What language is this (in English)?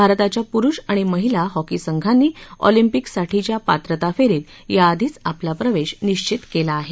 Marathi